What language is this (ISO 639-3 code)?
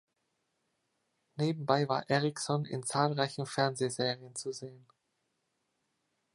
deu